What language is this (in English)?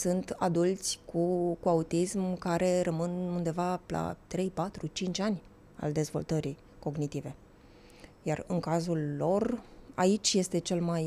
Romanian